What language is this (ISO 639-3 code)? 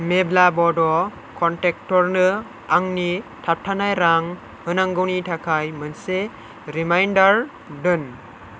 brx